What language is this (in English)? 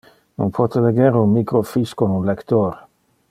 Interlingua